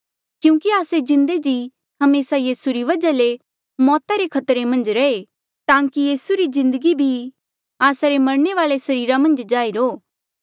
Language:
Mandeali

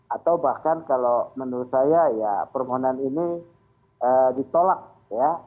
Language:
Indonesian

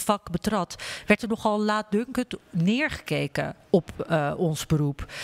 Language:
Dutch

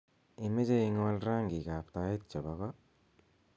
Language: Kalenjin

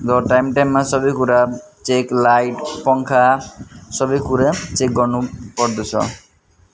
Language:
Nepali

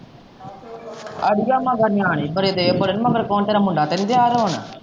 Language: Punjabi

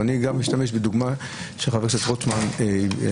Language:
Hebrew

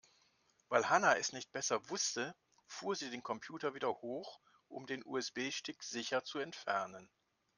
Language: German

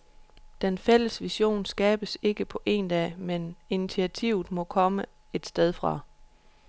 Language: Danish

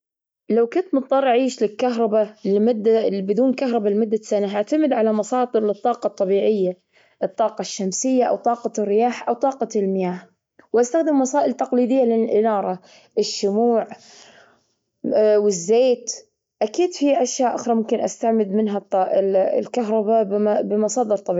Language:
Gulf Arabic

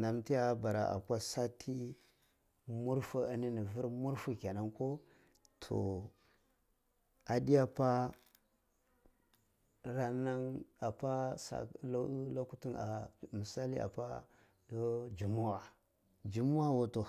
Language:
Cibak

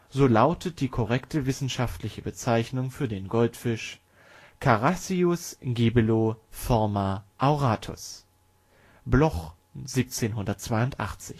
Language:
German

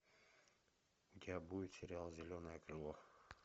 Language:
Russian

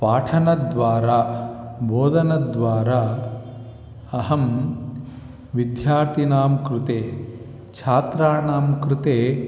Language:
Sanskrit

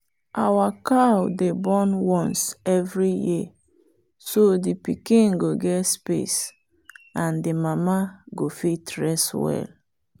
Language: Nigerian Pidgin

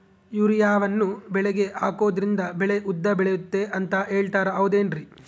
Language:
Kannada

